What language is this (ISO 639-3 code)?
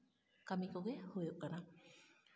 sat